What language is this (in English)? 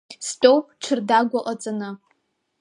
Abkhazian